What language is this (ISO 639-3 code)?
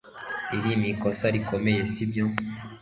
kin